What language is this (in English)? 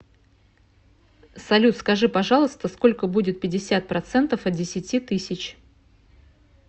Russian